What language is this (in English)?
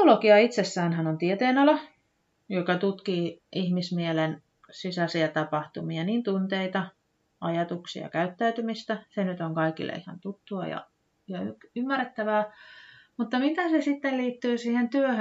Finnish